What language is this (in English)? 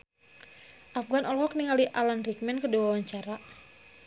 Sundanese